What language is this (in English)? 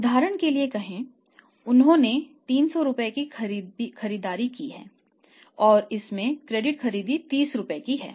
Hindi